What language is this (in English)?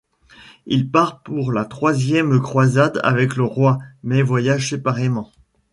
French